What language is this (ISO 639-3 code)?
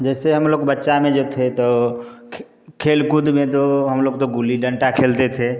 hin